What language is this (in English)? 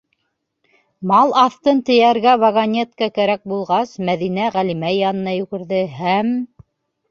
Bashkir